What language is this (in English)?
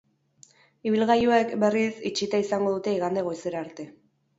Basque